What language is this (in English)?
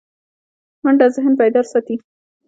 Pashto